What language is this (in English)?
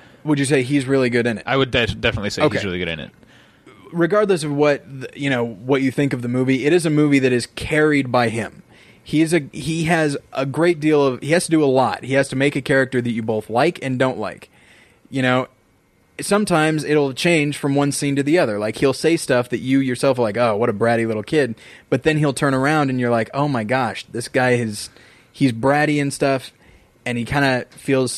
English